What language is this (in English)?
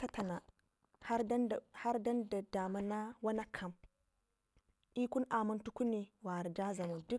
Ngizim